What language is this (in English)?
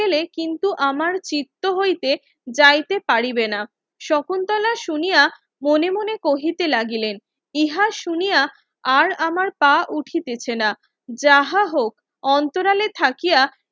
Bangla